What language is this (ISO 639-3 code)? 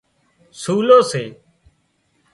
kxp